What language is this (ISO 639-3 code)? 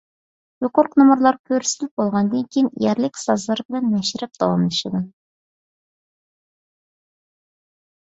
uig